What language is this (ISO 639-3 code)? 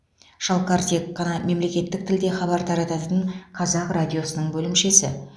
kaz